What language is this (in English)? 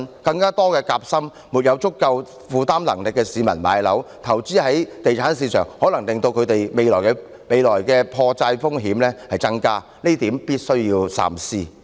Cantonese